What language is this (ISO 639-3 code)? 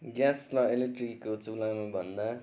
nep